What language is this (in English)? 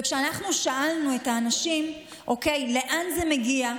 Hebrew